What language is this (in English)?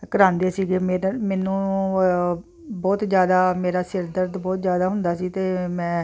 Punjabi